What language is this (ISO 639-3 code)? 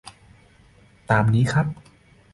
tha